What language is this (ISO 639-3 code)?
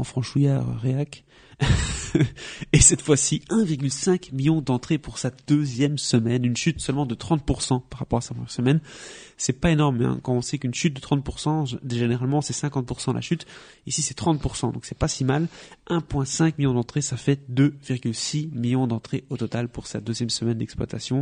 fra